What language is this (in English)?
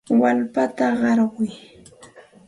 Santa Ana de Tusi Pasco Quechua